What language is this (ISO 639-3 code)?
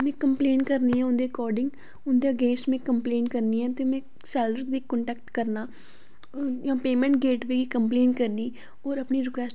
doi